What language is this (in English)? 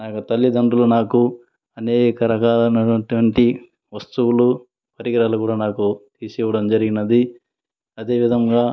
Telugu